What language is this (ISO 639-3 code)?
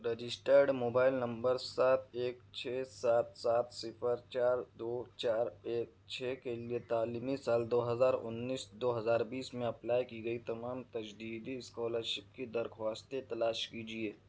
urd